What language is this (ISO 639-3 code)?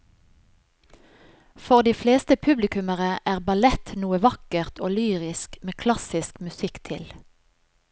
nor